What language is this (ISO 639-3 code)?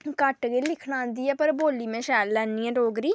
doi